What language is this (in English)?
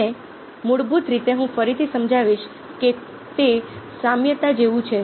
Gujarati